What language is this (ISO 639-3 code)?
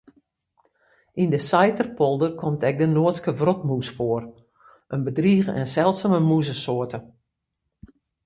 fry